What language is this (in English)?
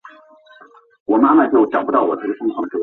Chinese